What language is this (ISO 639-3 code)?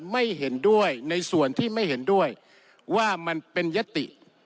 tha